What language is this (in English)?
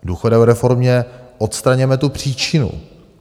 Czech